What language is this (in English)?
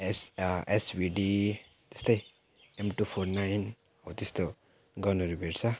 Nepali